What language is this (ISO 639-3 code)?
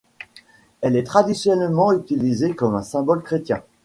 fra